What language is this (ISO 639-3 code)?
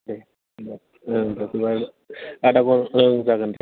brx